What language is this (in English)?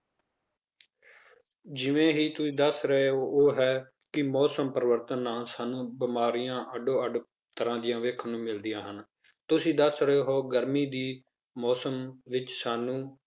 Punjabi